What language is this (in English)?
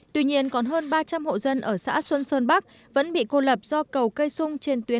Vietnamese